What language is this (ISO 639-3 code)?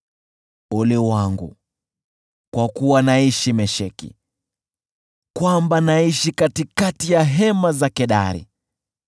swa